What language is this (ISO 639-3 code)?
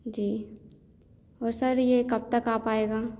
hin